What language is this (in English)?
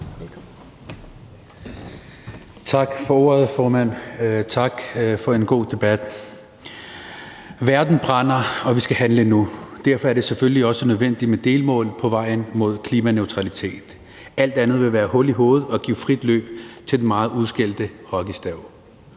Danish